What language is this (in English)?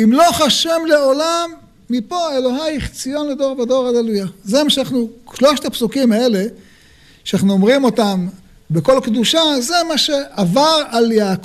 Hebrew